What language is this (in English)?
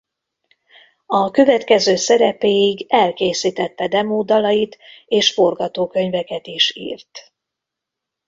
Hungarian